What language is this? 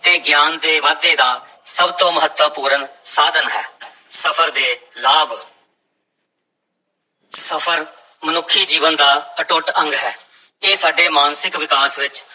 Punjabi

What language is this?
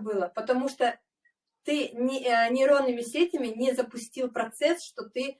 Russian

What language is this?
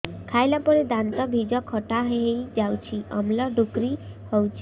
Odia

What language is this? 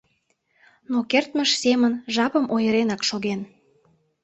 Mari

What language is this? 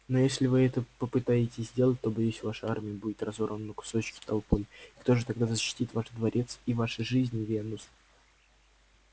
Russian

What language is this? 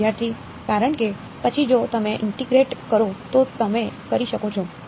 Gujarati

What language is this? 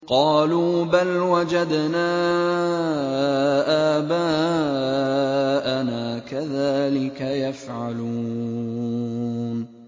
Arabic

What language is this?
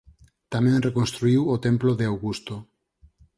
Galician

